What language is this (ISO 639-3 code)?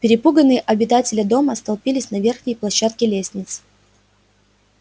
rus